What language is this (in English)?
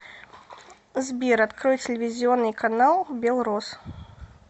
Russian